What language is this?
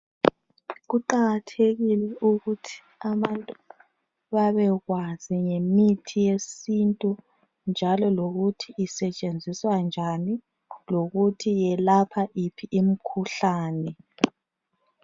North Ndebele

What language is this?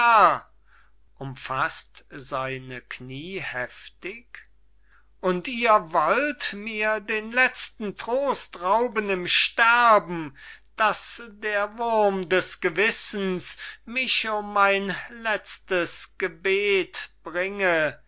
German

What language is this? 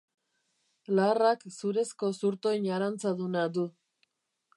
Basque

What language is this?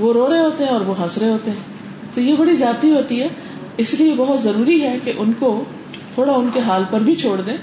Urdu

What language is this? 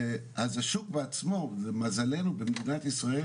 Hebrew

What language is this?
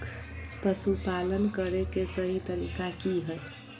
Magahi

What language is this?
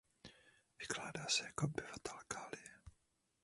Czech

